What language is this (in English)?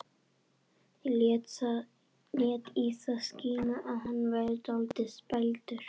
Icelandic